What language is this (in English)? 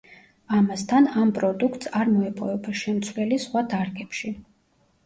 Georgian